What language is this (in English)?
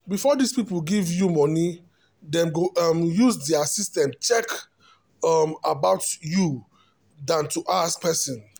Nigerian Pidgin